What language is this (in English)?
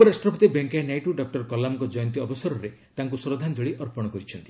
Odia